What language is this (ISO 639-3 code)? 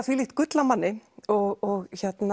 isl